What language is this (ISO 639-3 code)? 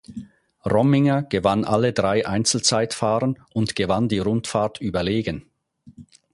deu